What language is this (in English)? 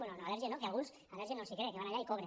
Catalan